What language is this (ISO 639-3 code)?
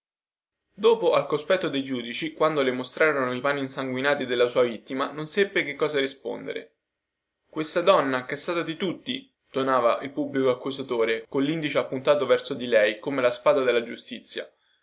ita